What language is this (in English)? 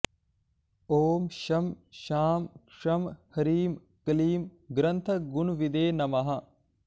Sanskrit